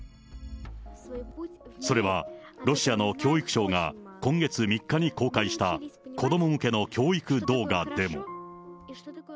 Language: Japanese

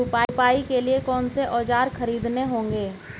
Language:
Hindi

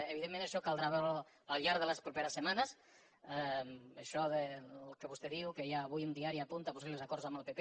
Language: Catalan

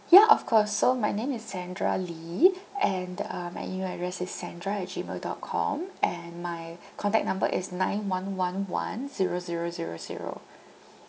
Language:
English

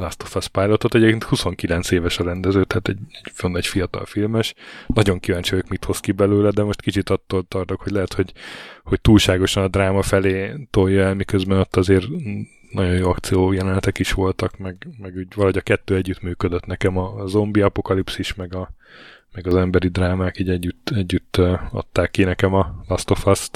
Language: Hungarian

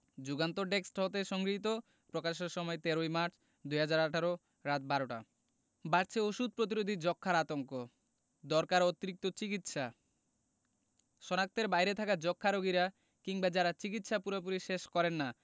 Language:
Bangla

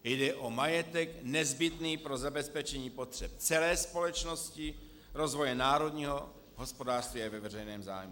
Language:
Czech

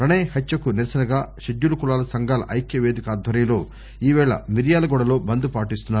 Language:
Telugu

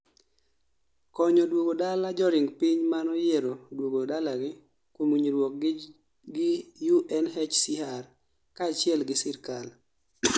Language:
Luo (Kenya and Tanzania)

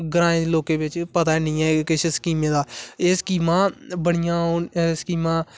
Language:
Dogri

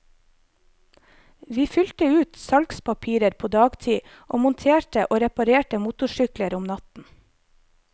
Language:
Norwegian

